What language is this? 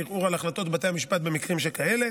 Hebrew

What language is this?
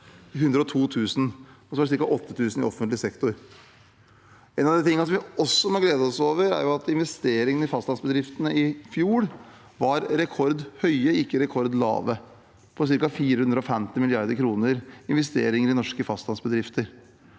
Norwegian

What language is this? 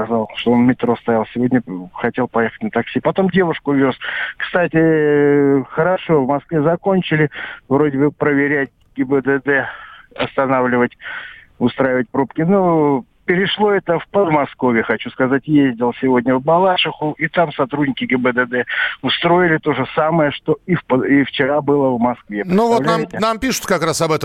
Russian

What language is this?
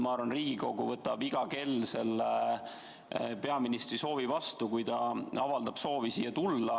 Estonian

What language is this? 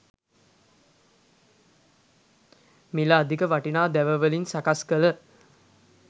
Sinhala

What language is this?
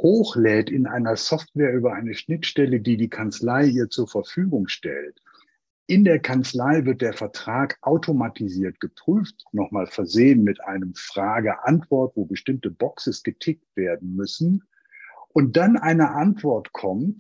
German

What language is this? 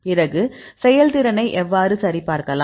Tamil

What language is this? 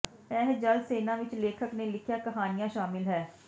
Punjabi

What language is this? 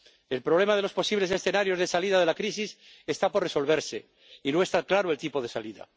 Spanish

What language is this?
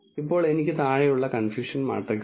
Malayalam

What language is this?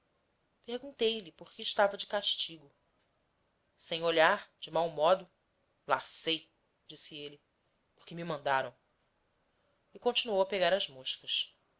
Portuguese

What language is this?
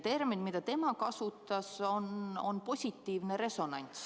Estonian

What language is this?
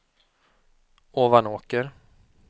Swedish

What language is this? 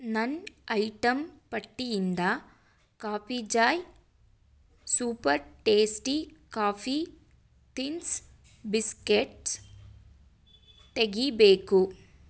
Kannada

